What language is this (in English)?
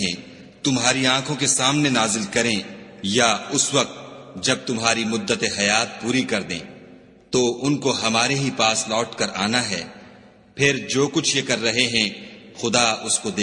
Urdu